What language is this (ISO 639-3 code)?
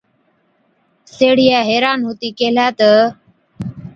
odk